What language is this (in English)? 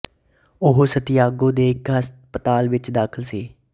Punjabi